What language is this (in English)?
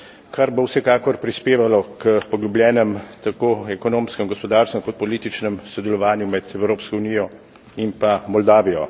Slovenian